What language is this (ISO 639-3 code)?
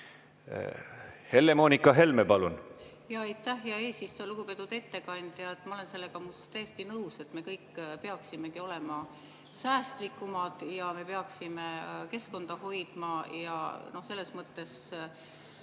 est